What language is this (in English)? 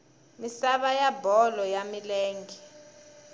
Tsonga